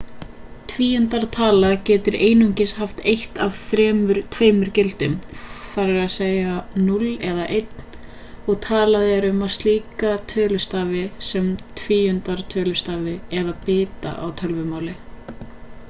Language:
Icelandic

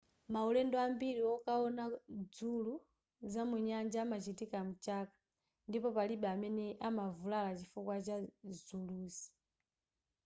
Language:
Nyanja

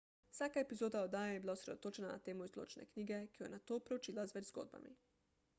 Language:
Slovenian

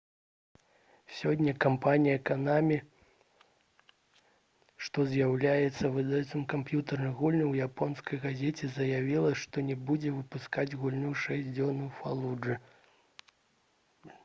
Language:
Belarusian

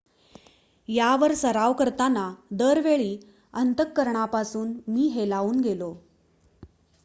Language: Marathi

